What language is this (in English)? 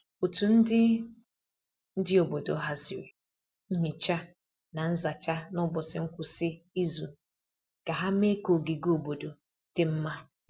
Igbo